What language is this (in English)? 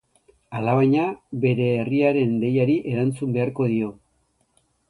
Basque